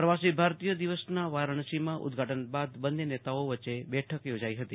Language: Gujarati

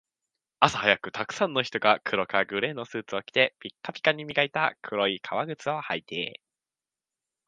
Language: Japanese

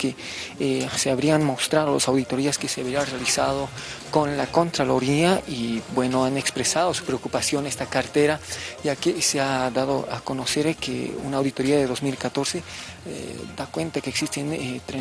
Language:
Spanish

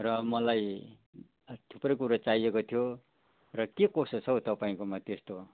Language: Nepali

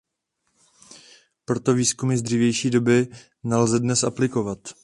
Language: Czech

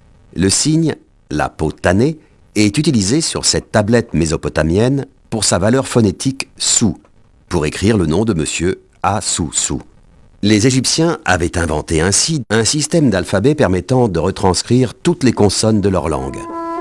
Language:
French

